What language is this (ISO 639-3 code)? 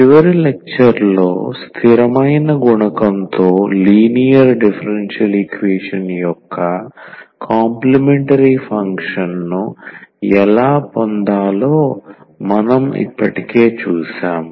tel